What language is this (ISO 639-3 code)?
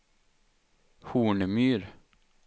swe